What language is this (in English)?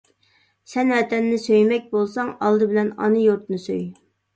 Uyghur